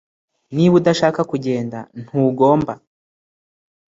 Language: Kinyarwanda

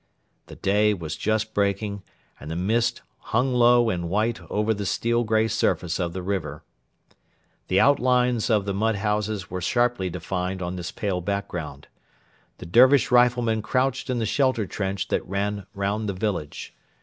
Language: English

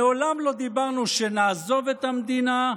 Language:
Hebrew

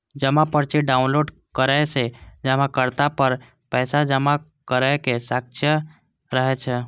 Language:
Maithili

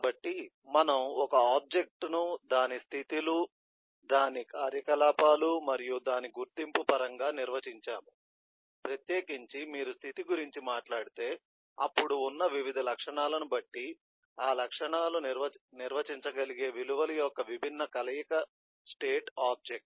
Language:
Telugu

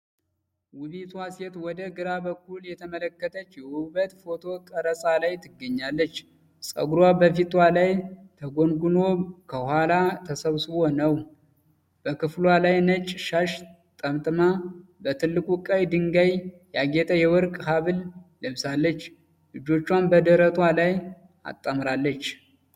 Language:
Amharic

